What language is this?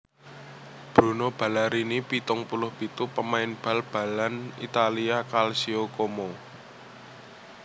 Javanese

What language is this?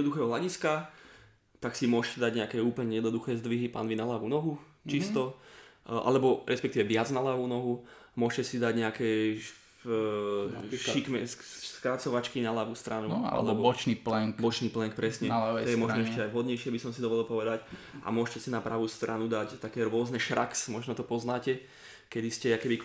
Slovak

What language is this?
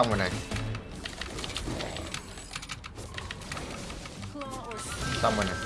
Vietnamese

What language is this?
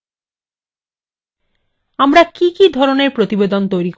Bangla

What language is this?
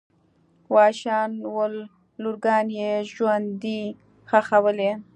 Pashto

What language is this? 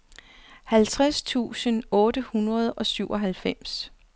Danish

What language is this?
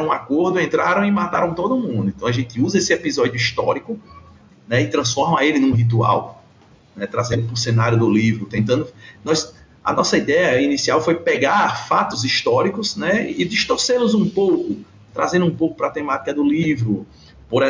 Portuguese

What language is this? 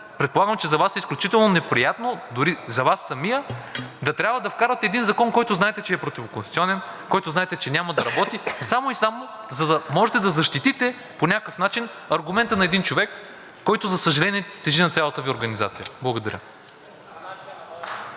Bulgarian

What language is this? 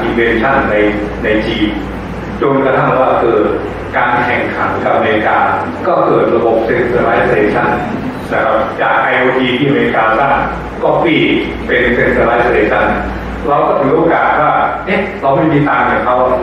Thai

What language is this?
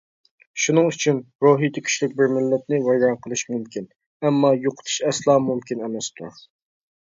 Uyghur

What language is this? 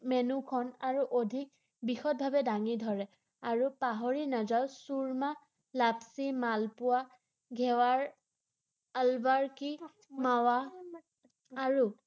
Assamese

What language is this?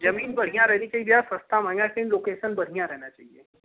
Hindi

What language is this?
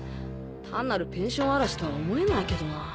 Japanese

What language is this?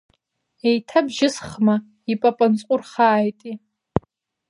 Abkhazian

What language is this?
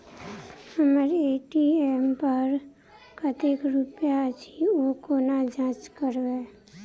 Maithili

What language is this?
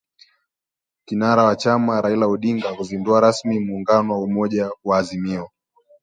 Swahili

